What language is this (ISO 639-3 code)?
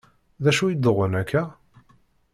kab